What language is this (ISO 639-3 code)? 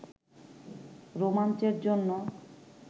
ben